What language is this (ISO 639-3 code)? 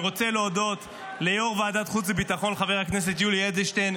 heb